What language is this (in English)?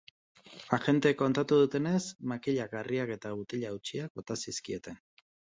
Basque